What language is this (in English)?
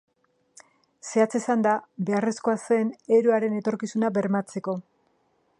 Basque